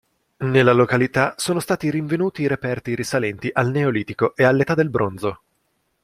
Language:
Italian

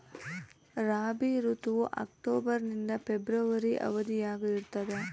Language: Kannada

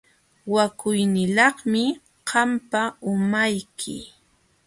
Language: Jauja Wanca Quechua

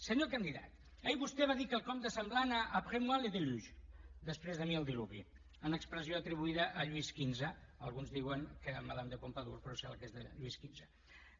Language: Catalan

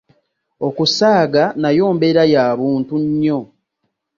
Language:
Ganda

